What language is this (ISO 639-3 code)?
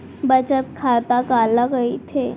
hne